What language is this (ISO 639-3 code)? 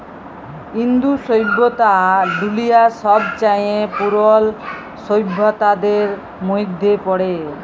ben